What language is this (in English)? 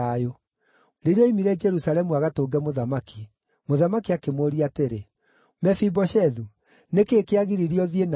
Kikuyu